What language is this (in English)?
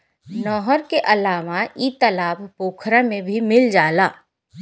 Bhojpuri